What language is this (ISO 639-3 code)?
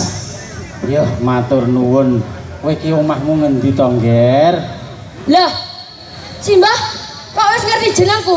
ind